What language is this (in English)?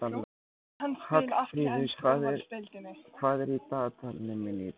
Icelandic